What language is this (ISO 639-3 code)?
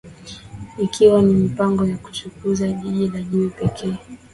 swa